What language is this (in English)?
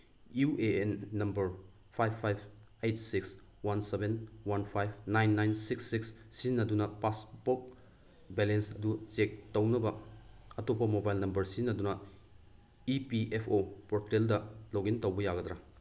Manipuri